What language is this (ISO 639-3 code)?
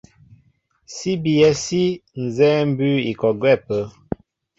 mbo